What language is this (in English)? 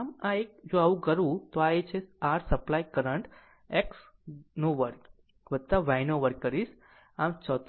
Gujarati